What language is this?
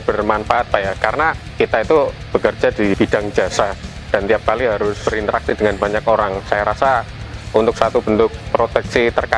Indonesian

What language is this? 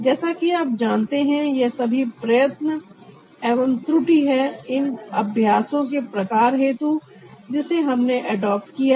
Hindi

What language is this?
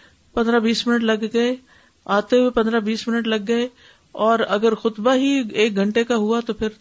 Urdu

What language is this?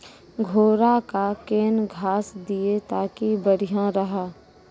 Maithili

